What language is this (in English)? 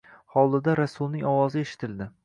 Uzbek